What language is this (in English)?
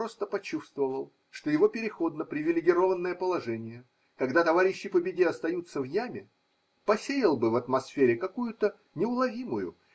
Russian